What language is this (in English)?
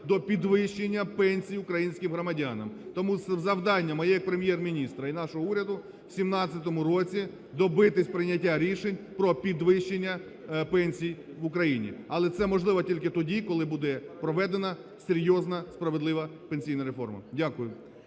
Ukrainian